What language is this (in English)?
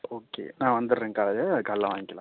Tamil